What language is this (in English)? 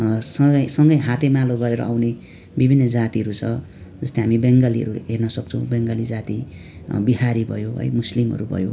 Nepali